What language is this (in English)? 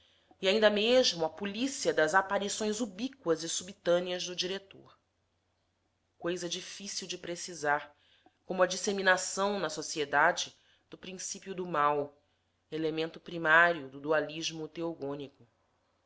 Portuguese